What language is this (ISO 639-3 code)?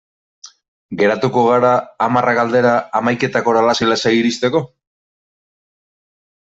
eus